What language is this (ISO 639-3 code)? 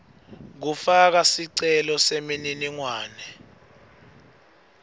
ssw